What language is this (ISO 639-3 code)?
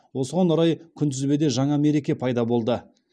kaz